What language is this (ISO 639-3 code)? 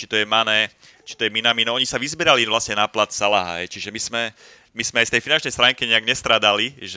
slk